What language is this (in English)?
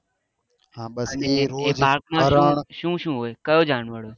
Gujarati